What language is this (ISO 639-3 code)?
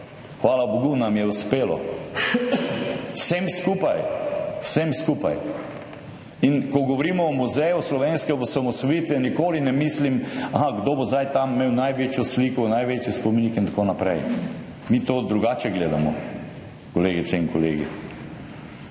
slv